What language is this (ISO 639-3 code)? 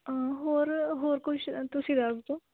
pan